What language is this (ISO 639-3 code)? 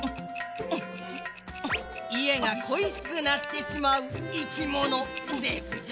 jpn